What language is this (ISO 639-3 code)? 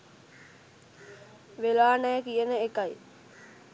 sin